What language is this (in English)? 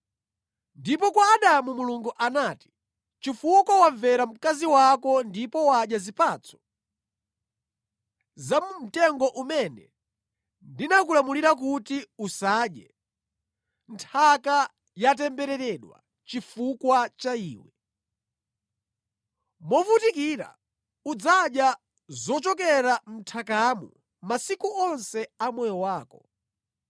Nyanja